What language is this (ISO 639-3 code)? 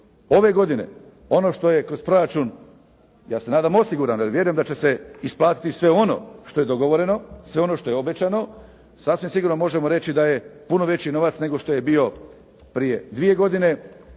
hrv